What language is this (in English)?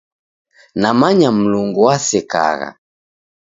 Taita